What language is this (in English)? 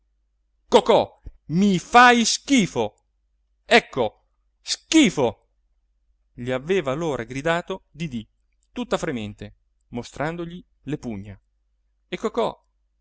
Italian